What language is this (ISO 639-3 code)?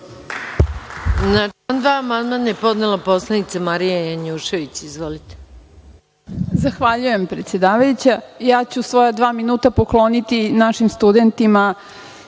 srp